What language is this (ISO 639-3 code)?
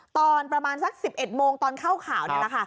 tha